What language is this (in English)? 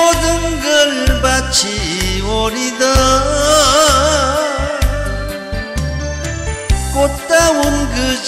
Korean